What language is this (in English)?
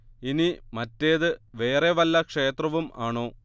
Malayalam